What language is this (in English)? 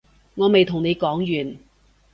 Cantonese